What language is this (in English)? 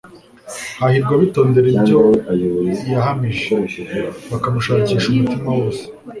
Kinyarwanda